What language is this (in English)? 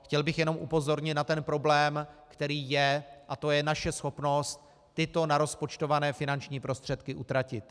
Czech